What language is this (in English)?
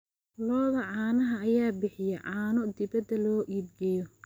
Somali